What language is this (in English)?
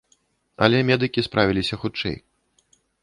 Belarusian